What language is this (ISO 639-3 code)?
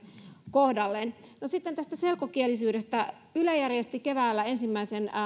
fin